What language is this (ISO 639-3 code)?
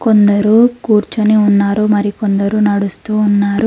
tel